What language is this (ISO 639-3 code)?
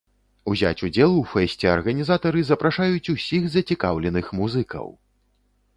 bel